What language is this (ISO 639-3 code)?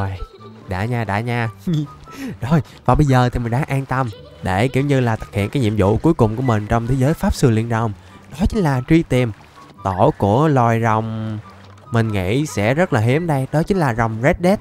vie